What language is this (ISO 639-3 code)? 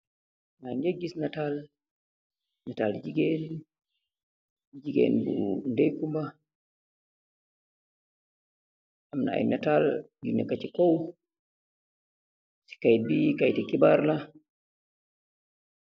wol